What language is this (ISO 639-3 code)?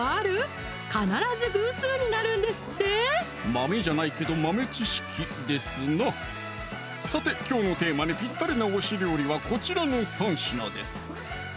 jpn